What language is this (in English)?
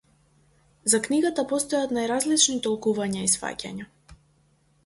Macedonian